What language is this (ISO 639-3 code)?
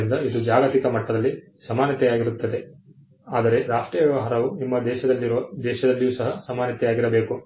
kan